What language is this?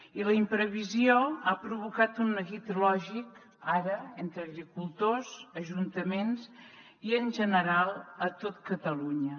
Catalan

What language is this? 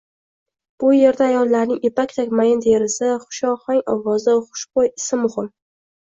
Uzbek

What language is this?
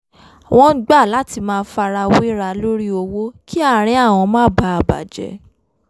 Yoruba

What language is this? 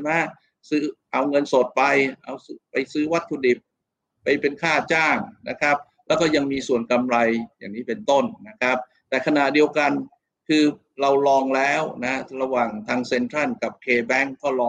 Thai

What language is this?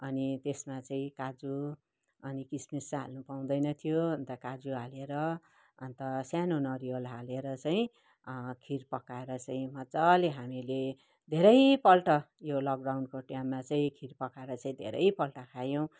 Nepali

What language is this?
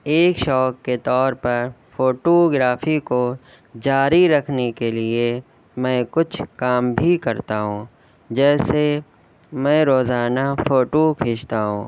Urdu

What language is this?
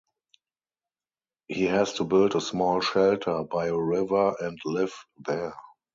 English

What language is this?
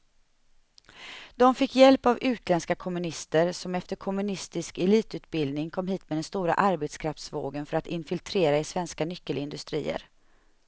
Swedish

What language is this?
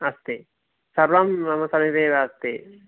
Sanskrit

